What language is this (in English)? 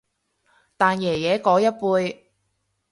Cantonese